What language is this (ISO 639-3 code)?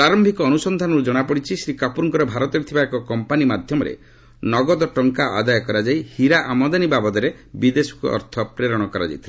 ori